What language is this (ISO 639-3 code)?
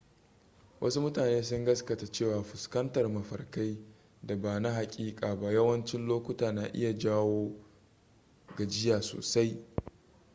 hau